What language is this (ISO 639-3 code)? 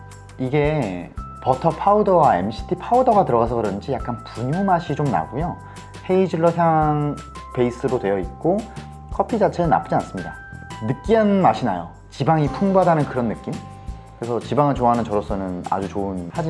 kor